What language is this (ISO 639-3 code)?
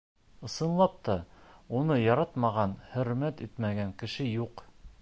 bak